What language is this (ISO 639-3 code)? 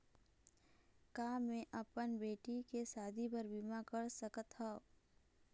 hne